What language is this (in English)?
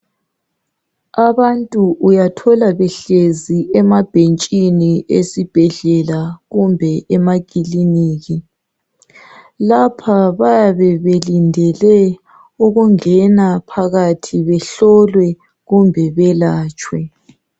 North Ndebele